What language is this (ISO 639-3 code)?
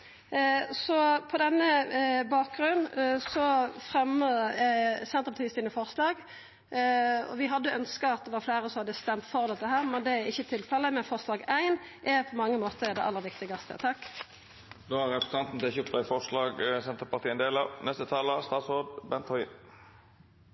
nno